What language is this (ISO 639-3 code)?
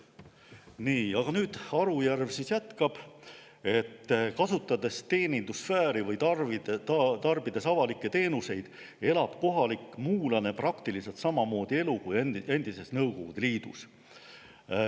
est